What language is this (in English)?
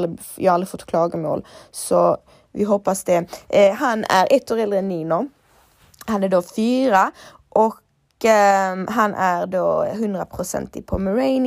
Swedish